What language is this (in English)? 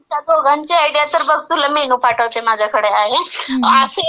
Marathi